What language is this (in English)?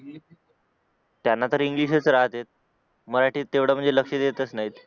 Marathi